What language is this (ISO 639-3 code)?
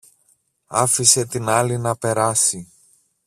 ell